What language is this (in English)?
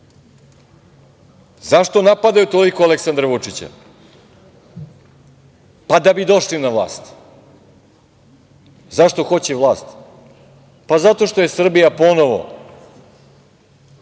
Serbian